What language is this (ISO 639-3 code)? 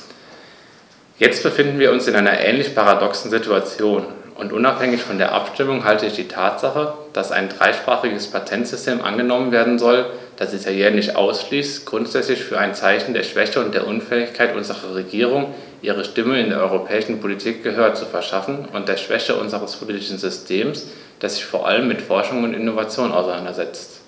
deu